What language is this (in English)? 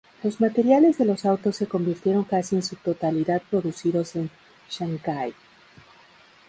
Spanish